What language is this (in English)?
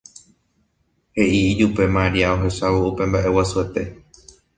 Guarani